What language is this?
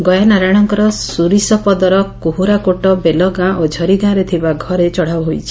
Odia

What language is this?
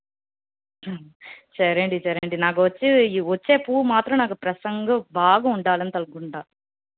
Telugu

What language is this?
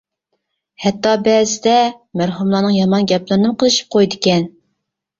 Uyghur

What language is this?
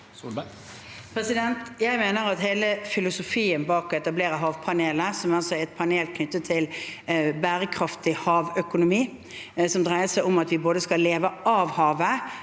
Norwegian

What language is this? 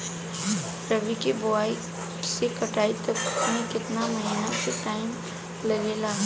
Bhojpuri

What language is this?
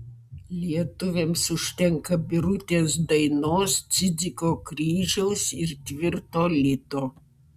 Lithuanian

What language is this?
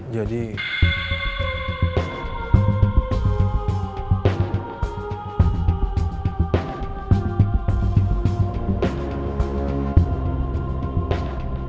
Indonesian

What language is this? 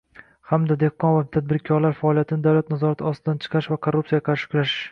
Uzbek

